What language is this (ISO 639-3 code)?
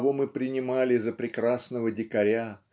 rus